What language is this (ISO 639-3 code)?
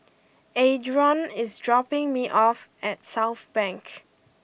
eng